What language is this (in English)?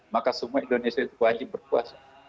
Indonesian